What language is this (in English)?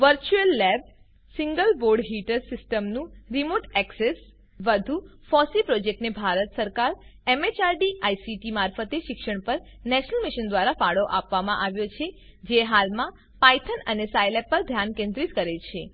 Gujarati